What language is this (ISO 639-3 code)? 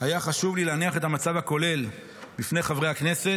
heb